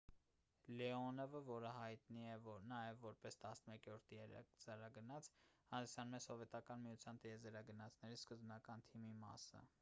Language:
Armenian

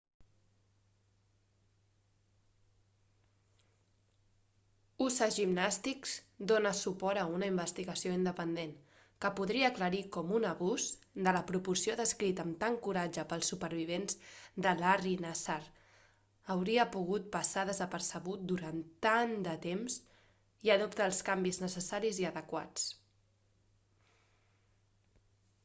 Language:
Catalan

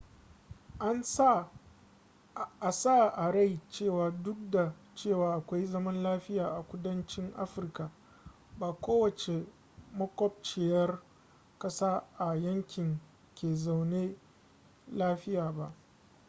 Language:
Hausa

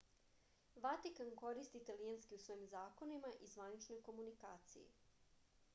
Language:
Serbian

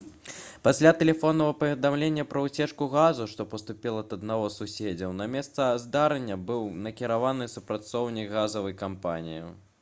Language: Belarusian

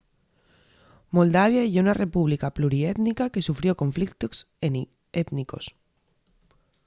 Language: Asturian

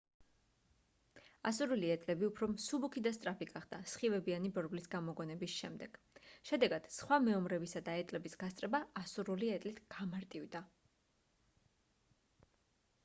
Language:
Georgian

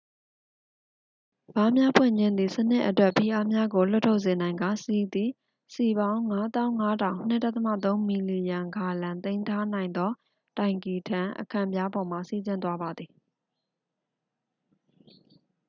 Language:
Burmese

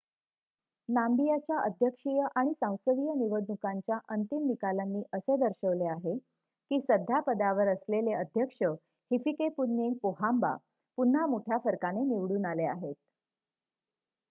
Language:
Marathi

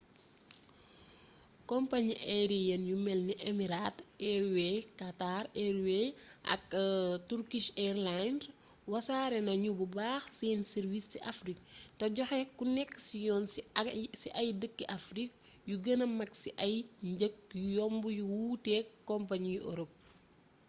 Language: Wolof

